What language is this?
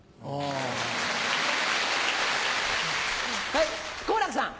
Japanese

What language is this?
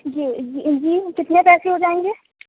Urdu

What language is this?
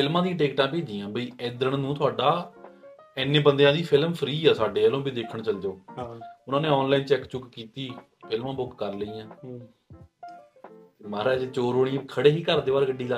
Punjabi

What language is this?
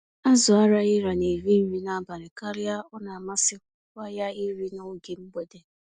Igbo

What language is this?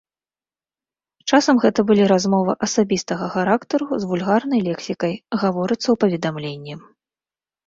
Belarusian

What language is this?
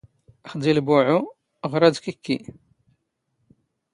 Standard Moroccan Tamazight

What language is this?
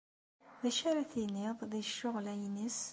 Kabyle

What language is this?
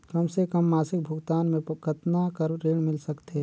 Chhattisgarhi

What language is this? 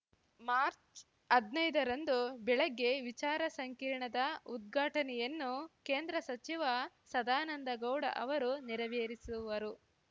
Kannada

